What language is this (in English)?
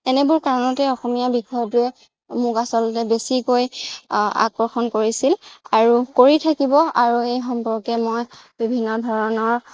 Assamese